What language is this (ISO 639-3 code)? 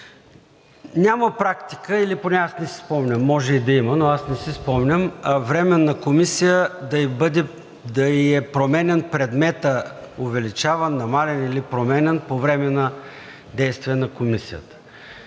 bul